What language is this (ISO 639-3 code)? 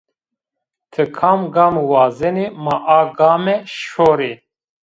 zza